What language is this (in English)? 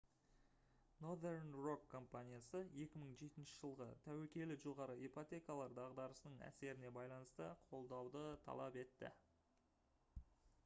Kazakh